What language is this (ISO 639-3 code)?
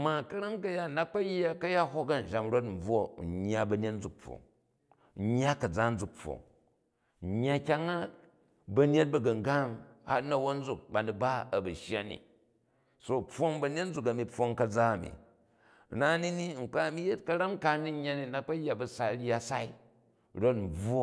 kaj